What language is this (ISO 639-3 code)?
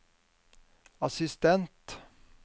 nor